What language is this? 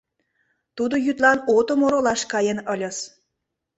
Mari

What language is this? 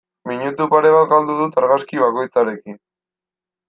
Basque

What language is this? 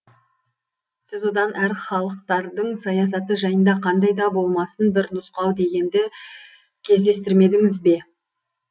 Kazakh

